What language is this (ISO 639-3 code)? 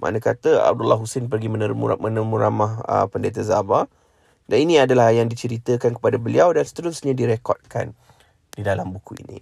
msa